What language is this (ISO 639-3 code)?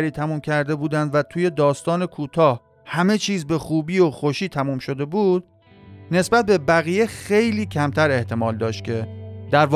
fas